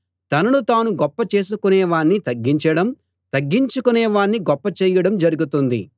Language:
Telugu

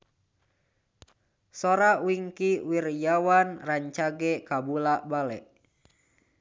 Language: Sundanese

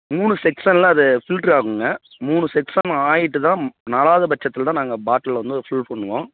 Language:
Tamil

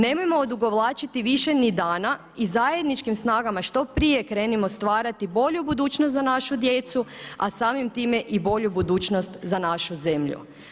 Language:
Croatian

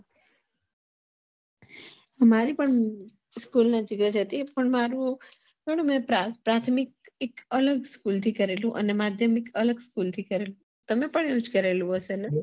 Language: Gujarati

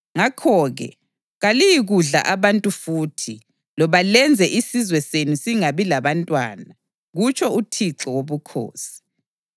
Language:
North Ndebele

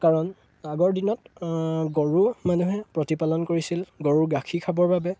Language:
Assamese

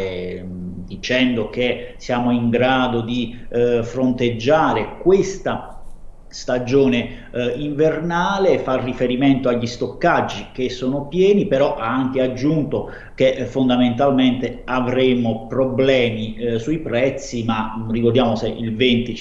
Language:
Italian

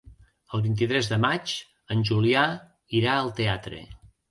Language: Catalan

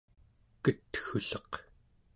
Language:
Central Yupik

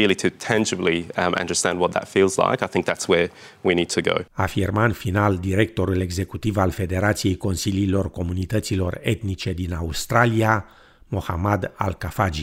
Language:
Romanian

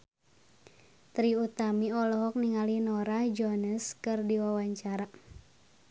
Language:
Sundanese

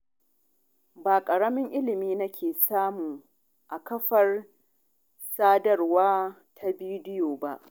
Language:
Hausa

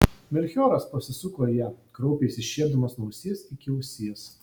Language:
Lithuanian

